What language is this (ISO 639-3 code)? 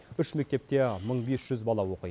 kaz